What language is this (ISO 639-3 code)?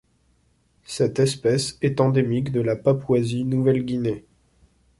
fra